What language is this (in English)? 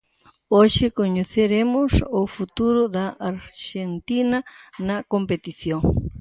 Galician